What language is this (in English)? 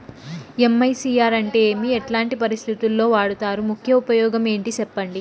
Telugu